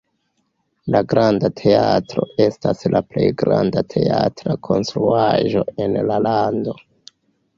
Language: Esperanto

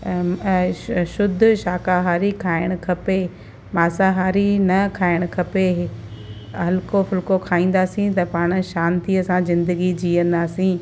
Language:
Sindhi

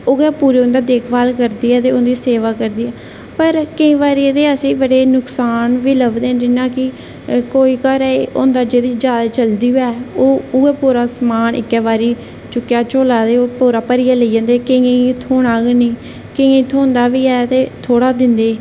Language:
Dogri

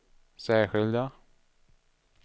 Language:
Swedish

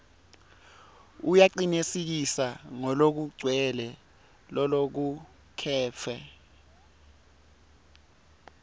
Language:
Swati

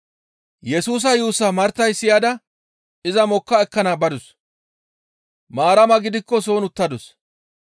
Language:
Gamo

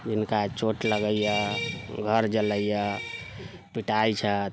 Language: Maithili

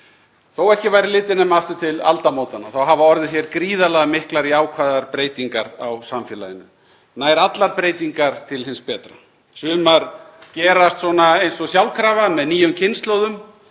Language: Icelandic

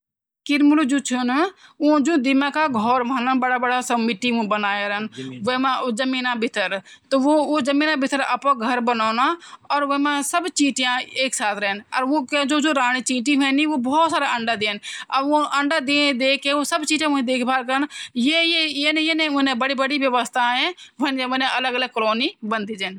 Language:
Garhwali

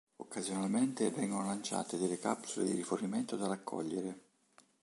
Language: Italian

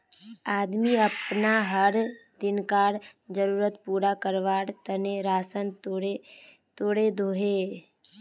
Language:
Magahi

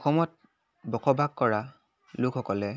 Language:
Assamese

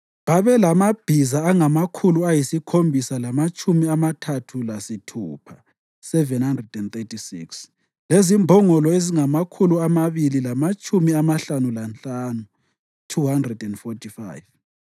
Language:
North Ndebele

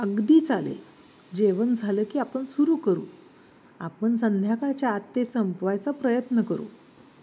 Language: Marathi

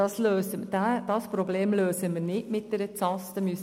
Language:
Swiss German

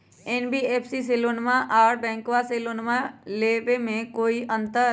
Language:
Magahi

